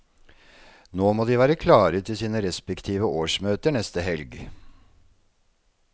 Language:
Norwegian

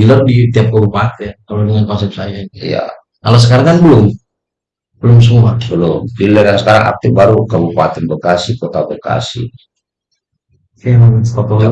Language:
Indonesian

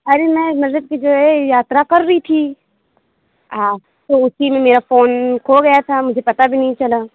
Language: Urdu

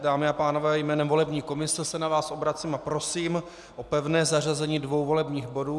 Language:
Czech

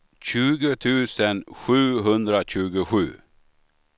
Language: Swedish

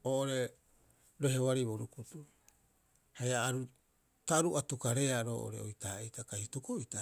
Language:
Rapoisi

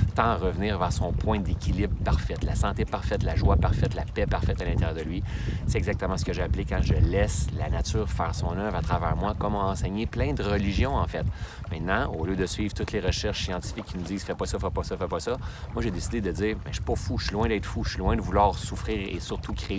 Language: French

